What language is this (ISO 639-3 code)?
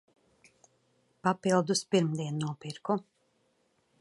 lav